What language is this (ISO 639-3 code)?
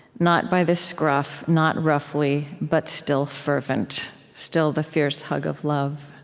eng